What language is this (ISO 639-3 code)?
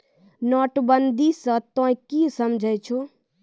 mai